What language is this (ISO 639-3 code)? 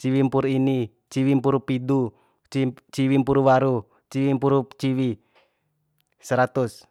bhp